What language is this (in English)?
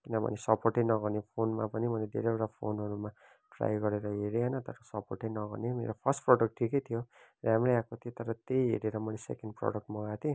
Nepali